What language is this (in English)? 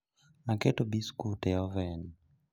Luo (Kenya and Tanzania)